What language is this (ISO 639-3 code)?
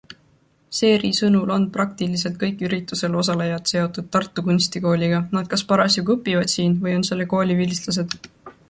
est